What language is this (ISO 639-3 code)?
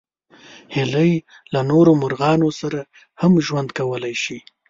pus